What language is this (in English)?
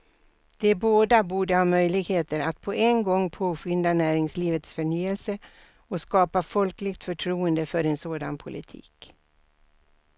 Swedish